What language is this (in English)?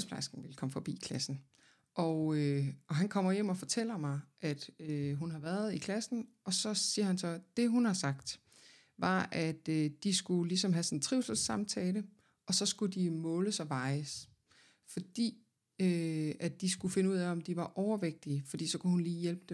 Danish